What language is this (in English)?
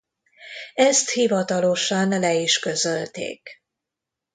Hungarian